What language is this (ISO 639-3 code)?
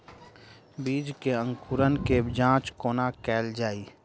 mai